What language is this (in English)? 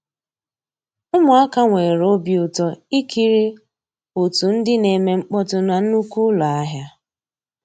Igbo